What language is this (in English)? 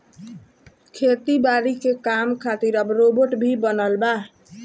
Bhojpuri